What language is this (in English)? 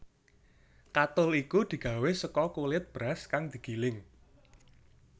Javanese